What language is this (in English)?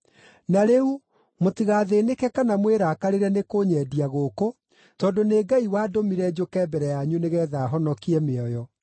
Kikuyu